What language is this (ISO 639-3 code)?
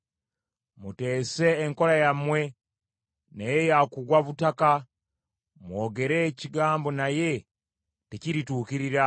lug